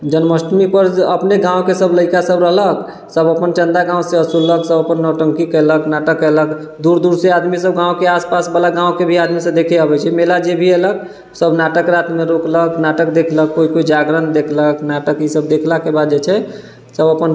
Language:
Maithili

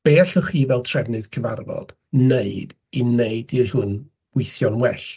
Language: Welsh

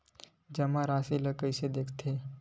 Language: Chhattisgarhi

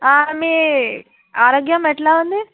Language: Telugu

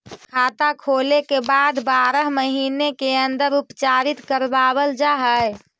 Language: Magahi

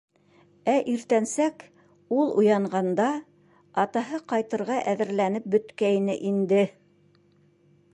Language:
Bashkir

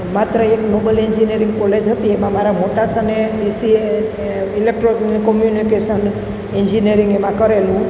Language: Gujarati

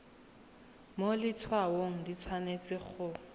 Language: Tswana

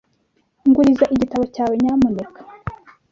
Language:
Kinyarwanda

